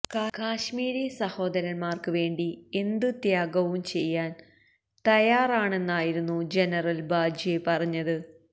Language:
Malayalam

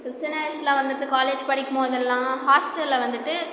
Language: Tamil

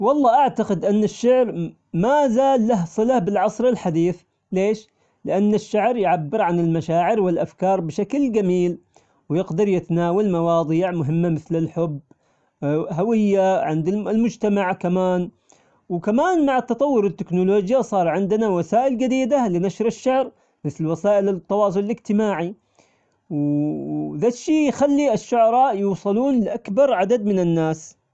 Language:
Omani Arabic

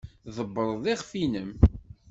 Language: Kabyle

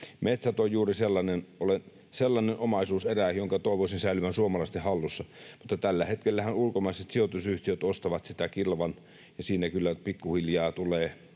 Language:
Finnish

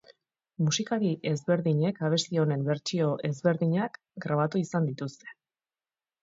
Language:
Basque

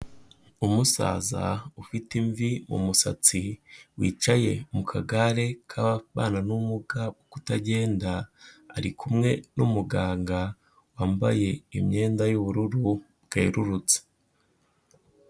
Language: Kinyarwanda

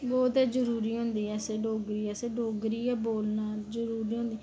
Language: Dogri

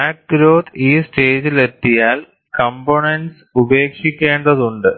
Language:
Malayalam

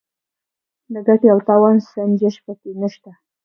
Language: Pashto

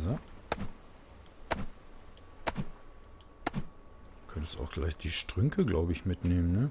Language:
German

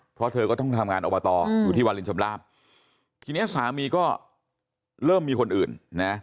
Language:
Thai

